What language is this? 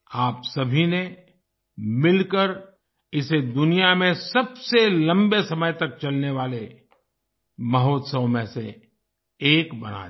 Hindi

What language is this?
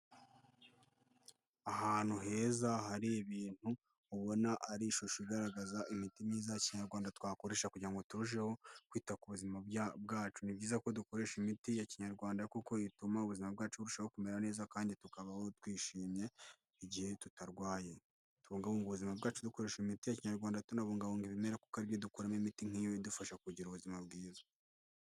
Kinyarwanda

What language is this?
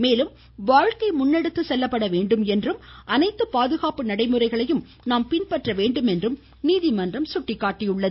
Tamil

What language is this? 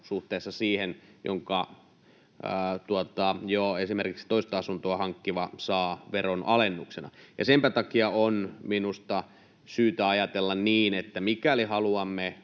Finnish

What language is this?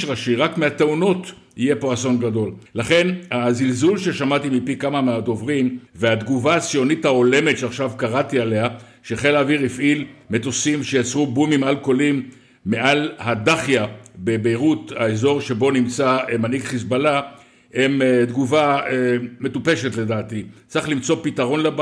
Hebrew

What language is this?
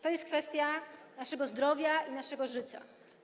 Polish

